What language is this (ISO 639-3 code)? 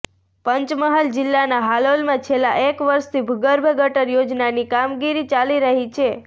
guj